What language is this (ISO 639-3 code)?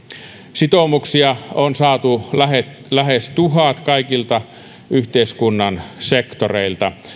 fin